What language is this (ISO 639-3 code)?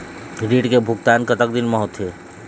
hne